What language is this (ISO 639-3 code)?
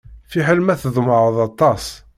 kab